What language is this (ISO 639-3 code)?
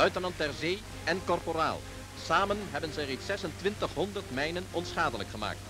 nld